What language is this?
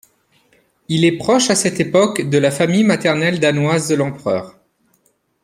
French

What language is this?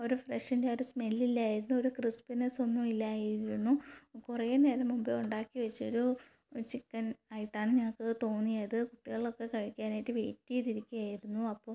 Malayalam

